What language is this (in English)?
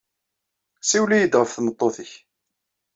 Kabyle